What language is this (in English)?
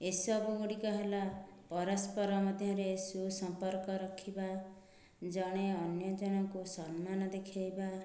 Odia